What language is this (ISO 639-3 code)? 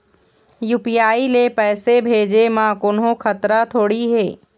hne